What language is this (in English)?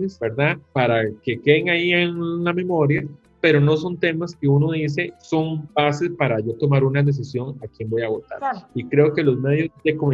Spanish